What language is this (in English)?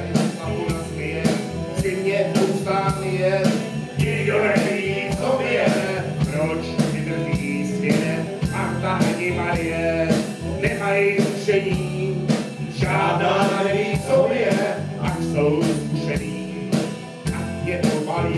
Czech